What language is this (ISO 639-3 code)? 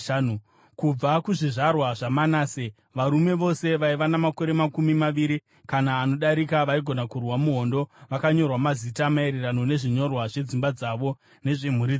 sna